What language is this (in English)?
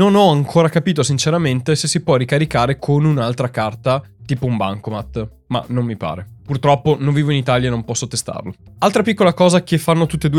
Italian